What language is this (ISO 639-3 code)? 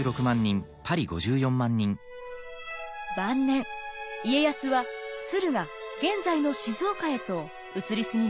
jpn